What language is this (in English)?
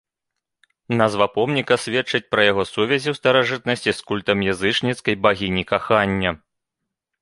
Belarusian